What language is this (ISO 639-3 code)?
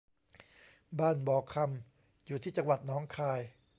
tha